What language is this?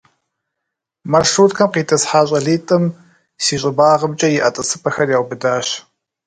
Kabardian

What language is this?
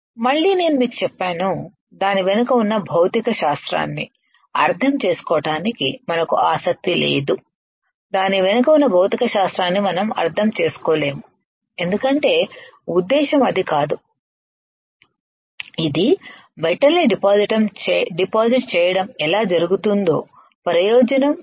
Telugu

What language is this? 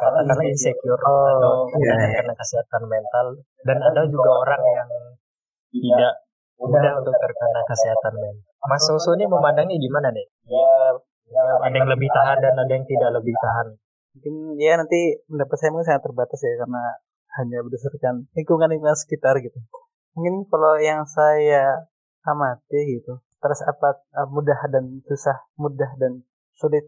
Indonesian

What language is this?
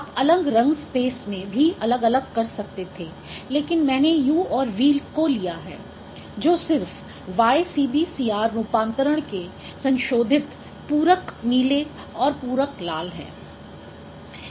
Hindi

